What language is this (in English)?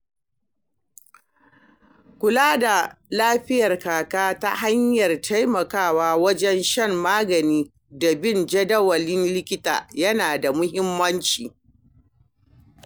Hausa